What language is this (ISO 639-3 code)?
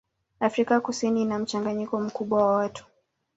swa